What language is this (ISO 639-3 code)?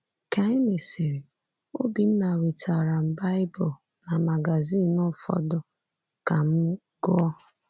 ibo